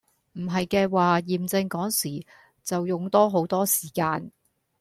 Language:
Cantonese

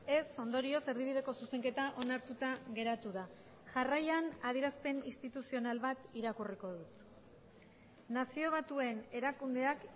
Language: Basque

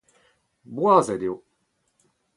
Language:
Breton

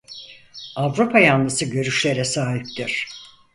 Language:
Turkish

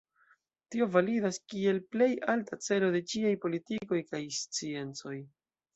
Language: Esperanto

